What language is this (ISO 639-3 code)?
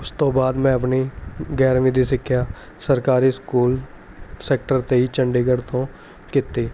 pan